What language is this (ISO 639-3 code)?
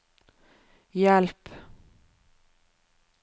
nor